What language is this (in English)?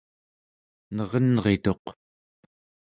Central Yupik